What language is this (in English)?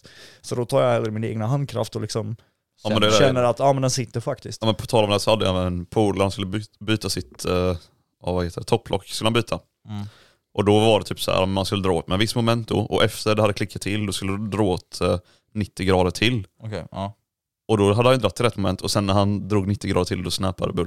Swedish